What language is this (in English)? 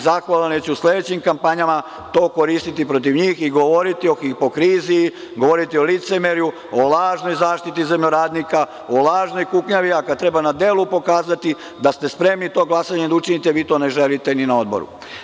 Serbian